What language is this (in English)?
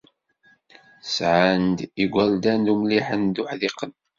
Kabyle